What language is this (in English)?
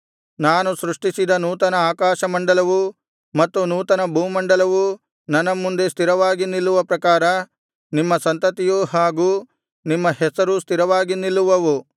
Kannada